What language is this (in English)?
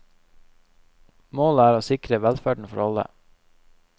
Norwegian